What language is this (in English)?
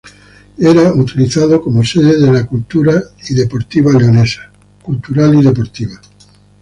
Spanish